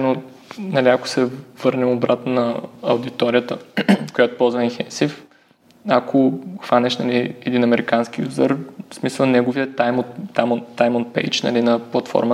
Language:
Bulgarian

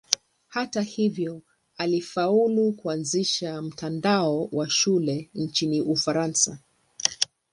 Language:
Swahili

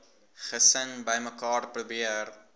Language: Afrikaans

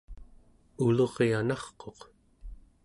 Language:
Central Yupik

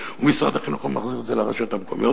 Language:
Hebrew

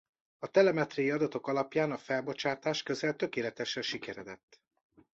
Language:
Hungarian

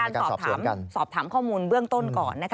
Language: Thai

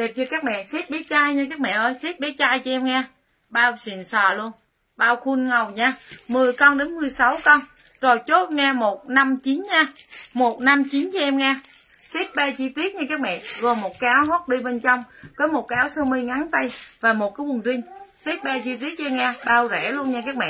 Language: Vietnamese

